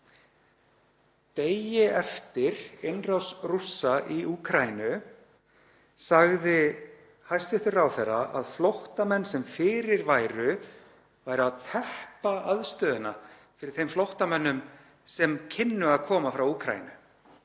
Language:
Icelandic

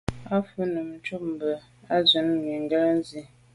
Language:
Medumba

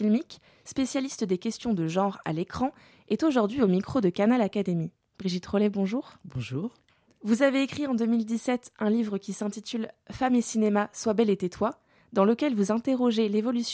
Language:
French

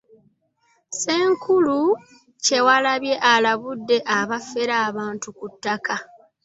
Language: Ganda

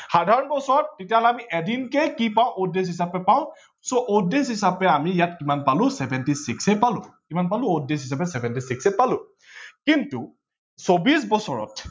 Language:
Assamese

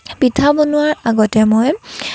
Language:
Assamese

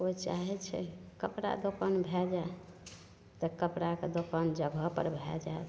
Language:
Maithili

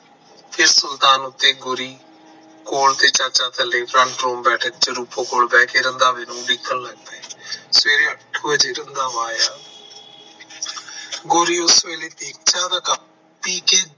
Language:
Punjabi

